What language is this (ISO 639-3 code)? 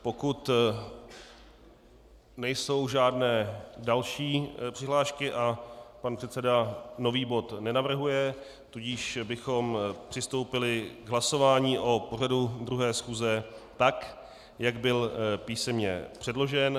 ces